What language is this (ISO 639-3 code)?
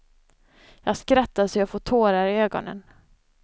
swe